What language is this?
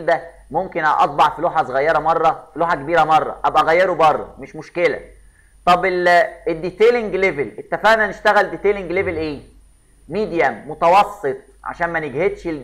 Arabic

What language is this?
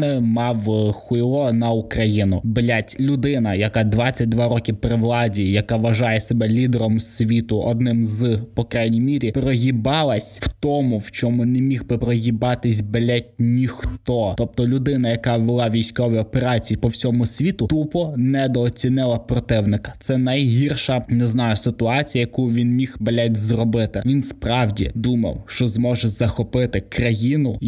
Ukrainian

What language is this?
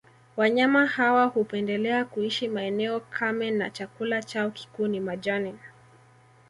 Swahili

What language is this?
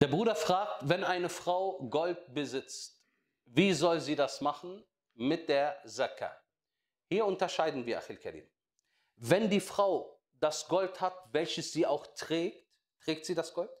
German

